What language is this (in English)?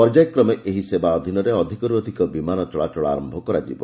Odia